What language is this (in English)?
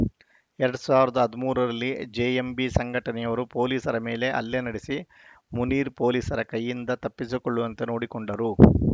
Kannada